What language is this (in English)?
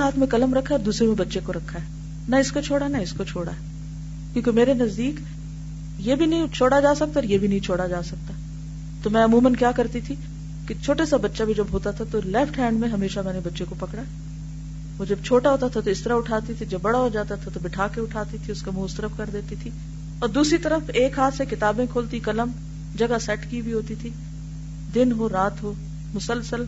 Urdu